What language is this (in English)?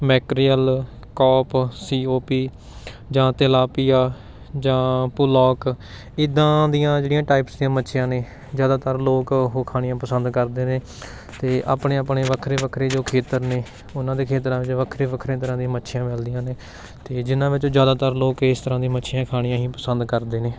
Punjabi